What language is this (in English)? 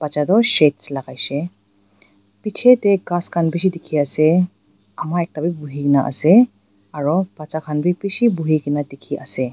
Naga Pidgin